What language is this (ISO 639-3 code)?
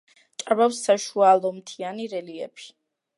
kat